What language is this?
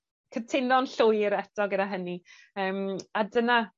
Welsh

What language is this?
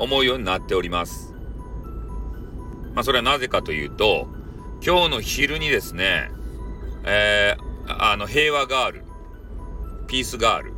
Japanese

